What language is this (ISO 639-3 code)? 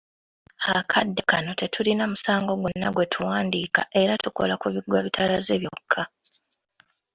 lug